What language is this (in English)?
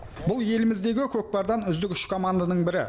Kazakh